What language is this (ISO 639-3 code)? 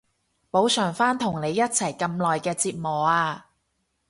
yue